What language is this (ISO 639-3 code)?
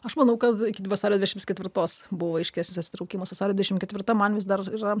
lit